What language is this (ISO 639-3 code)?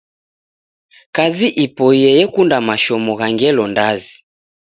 dav